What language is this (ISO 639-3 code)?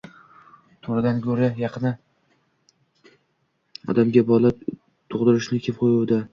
uzb